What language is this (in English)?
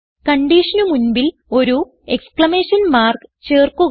Malayalam